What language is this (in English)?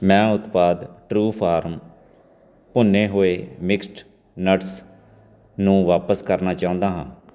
Punjabi